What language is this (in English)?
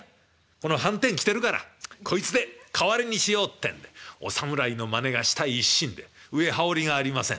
Japanese